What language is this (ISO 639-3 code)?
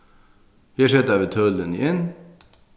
fao